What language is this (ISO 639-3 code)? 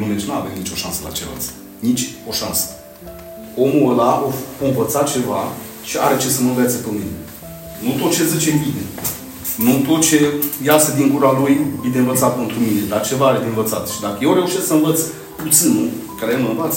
ron